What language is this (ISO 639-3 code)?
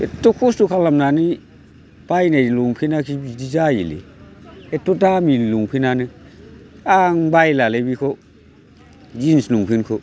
brx